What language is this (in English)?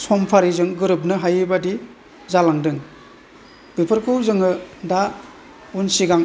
Bodo